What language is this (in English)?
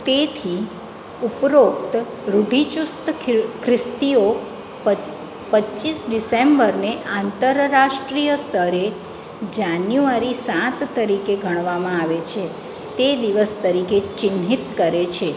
Gujarati